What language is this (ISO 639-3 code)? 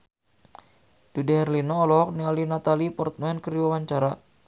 sun